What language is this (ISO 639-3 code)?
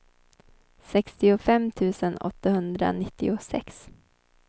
swe